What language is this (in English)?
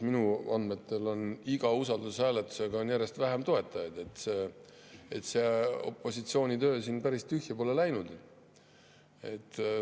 Estonian